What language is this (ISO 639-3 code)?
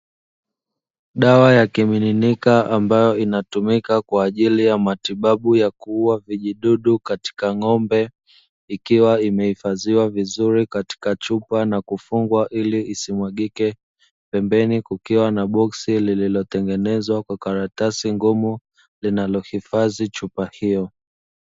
swa